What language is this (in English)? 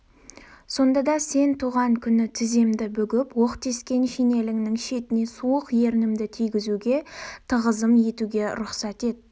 Kazakh